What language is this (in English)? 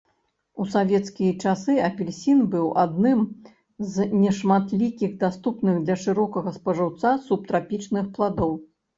Belarusian